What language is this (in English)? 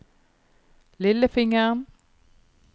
Norwegian